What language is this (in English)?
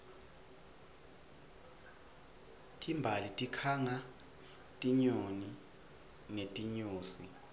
Swati